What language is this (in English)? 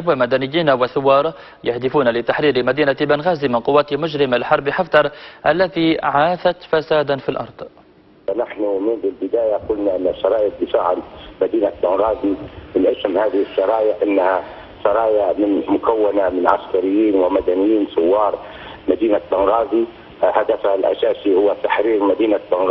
Arabic